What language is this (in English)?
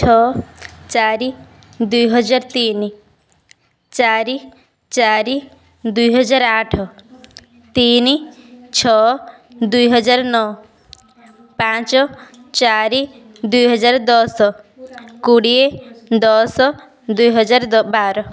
Odia